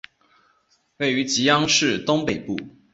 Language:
Chinese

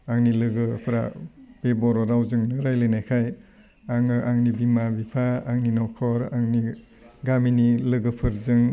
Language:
Bodo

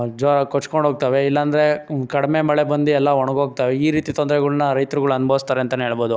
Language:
Kannada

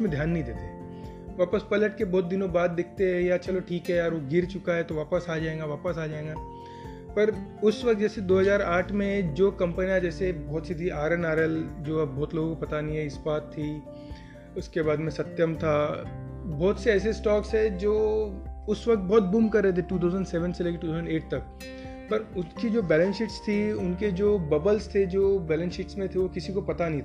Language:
Hindi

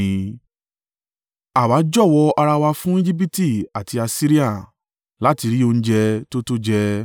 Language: Yoruba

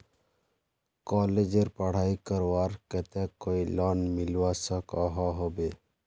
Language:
Magahi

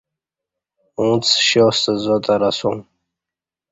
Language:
Kati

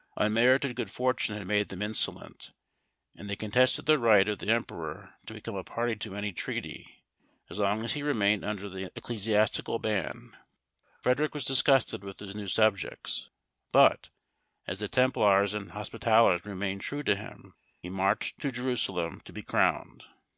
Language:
English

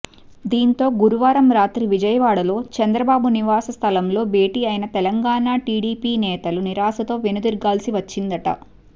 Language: Telugu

